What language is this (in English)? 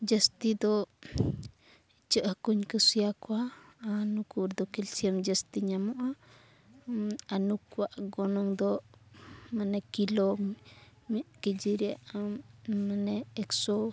Santali